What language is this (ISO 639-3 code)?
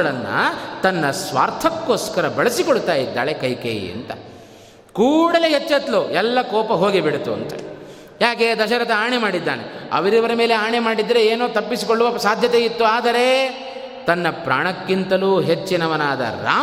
kan